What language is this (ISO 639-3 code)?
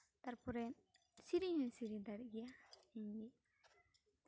sat